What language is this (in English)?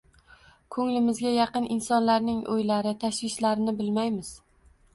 Uzbek